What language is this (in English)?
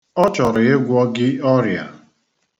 Igbo